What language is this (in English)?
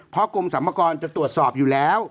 Thai